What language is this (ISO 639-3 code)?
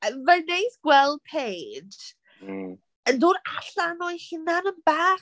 cym